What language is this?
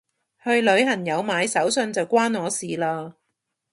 Cantonese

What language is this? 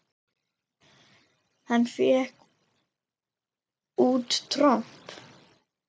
Icelandic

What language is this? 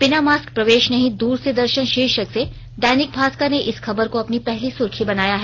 Hindi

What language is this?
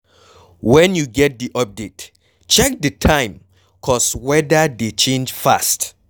Nigerian Pidgin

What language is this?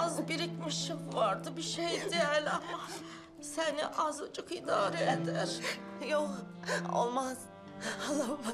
Turkish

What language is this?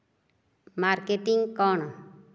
Odia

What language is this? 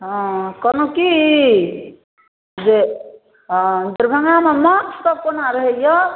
Maithili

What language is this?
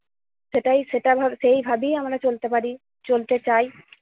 Bangla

